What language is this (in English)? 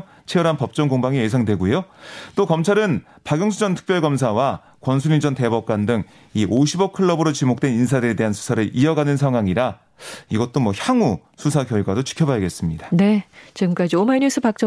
Korean